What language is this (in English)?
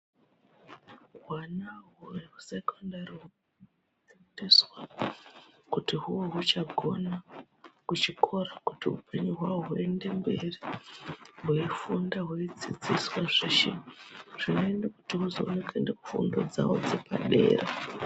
Ndau